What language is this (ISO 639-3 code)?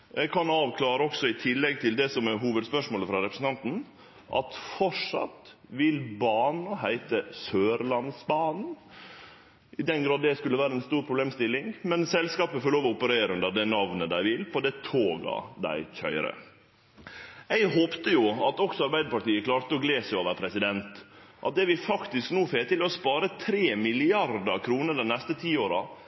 nno